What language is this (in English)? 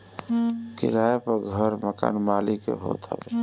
Bhojpuri